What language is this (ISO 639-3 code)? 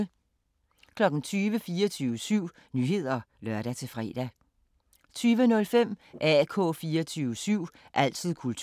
dan